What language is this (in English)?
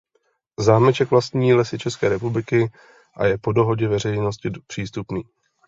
Czech